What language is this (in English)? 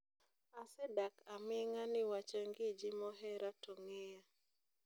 Luo (Kenya and Tanzania)